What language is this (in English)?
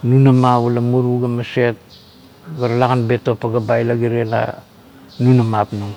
Kuot